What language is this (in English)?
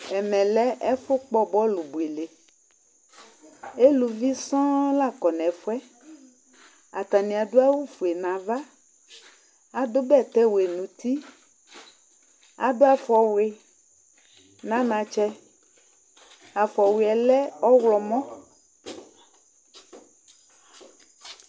Ikposo